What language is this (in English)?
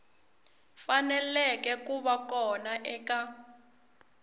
Tsonga